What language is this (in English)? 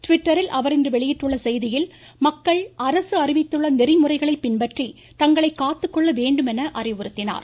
Tamil